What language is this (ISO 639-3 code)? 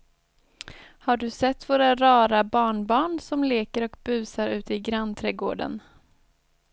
swe